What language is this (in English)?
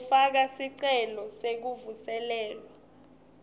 Swati